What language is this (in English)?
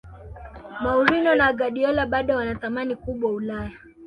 Swahili